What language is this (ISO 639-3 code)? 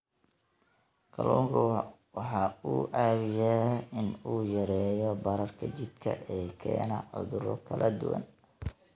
som